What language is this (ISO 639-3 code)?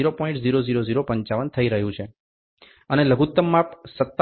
guj